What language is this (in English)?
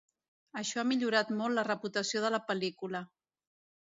Catalan